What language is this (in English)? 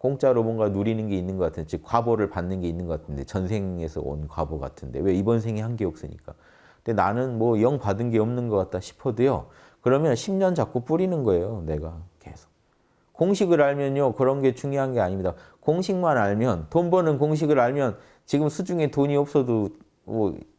Korean